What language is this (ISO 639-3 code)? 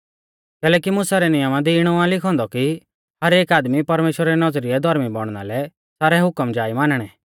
bfz